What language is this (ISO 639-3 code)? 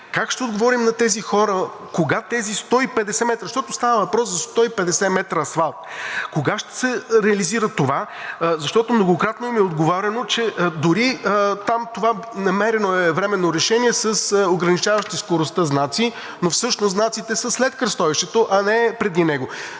bul